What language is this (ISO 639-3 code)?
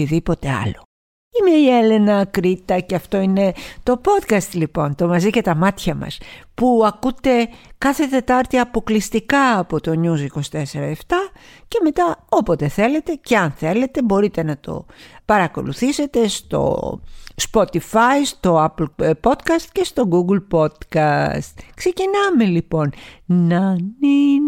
ell